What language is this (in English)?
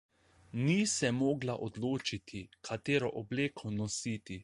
Slovenian